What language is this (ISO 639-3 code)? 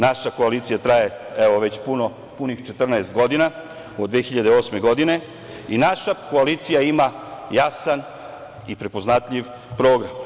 srp